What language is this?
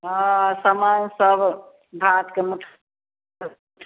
Maithili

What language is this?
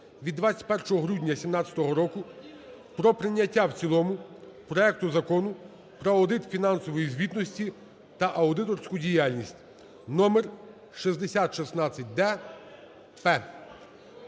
Ukrainian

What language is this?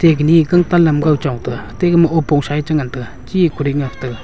Wancho Naga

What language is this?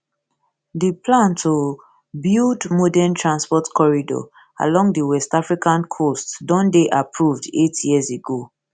Nigerian Pidgin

